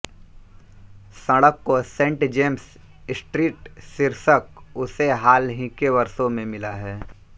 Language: Hindi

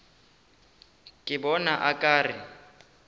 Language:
Northern Sotho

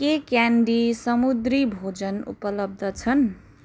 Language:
Nepali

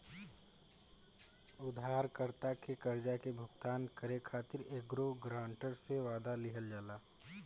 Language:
Bhojpuri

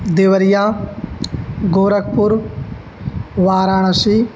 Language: Sanskrit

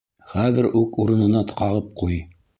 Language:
Bashkir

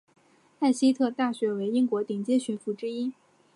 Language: Chinese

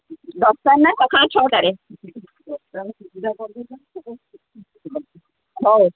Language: Odia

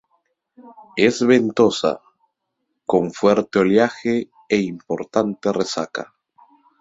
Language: Spanish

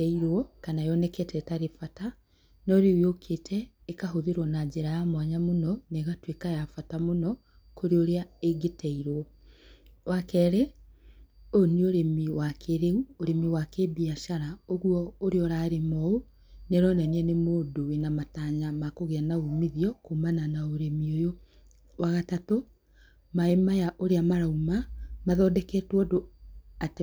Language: Kikuyu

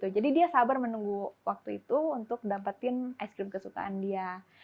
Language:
Indonesian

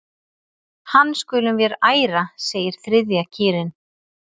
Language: Icelandic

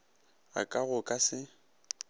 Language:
Northern Sotho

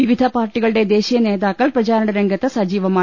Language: Malayalam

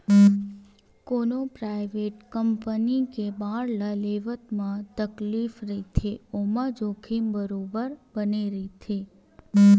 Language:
Chhattisgarhi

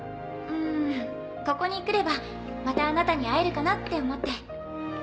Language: Japanese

